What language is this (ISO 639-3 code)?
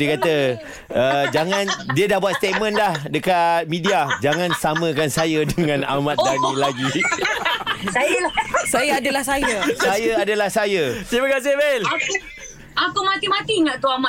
msa